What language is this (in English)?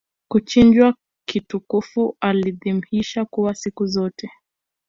Swahili